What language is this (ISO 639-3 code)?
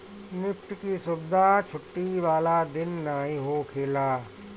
bho